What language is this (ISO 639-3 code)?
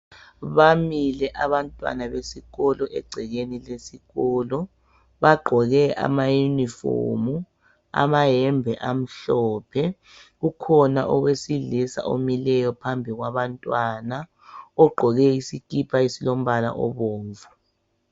nde